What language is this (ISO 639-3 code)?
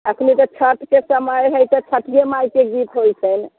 mai